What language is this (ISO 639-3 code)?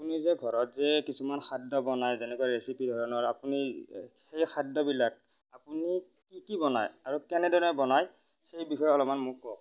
asm